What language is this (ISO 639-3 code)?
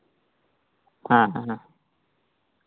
sat